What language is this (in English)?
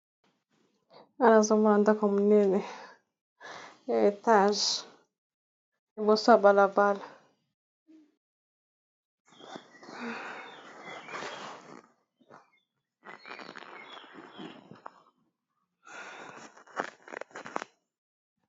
Lingala